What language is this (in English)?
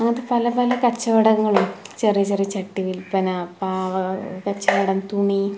Malayalam